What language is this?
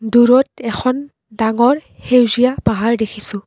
Assamese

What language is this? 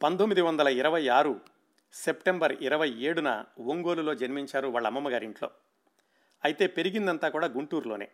Telugu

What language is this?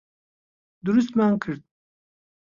Central Kurdish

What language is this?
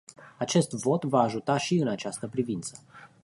Romanian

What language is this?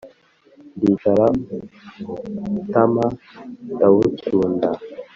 Kinyarwanda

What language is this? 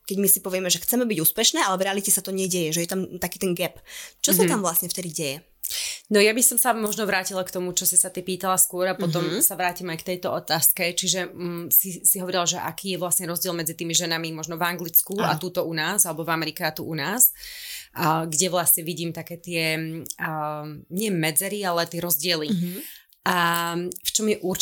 Slovak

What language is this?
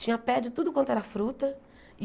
Portuguese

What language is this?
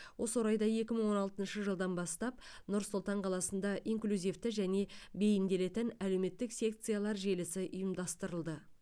Kazakh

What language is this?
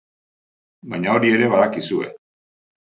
Basque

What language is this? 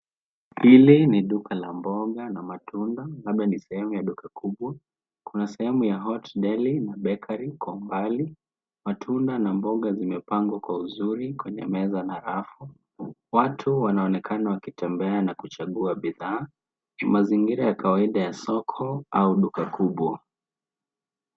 Swahili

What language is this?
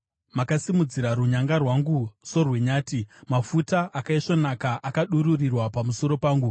Shona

